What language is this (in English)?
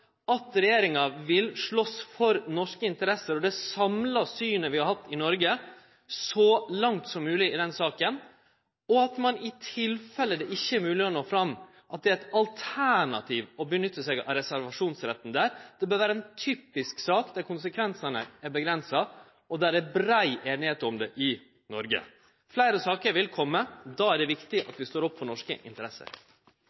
Norwegian Nynorsk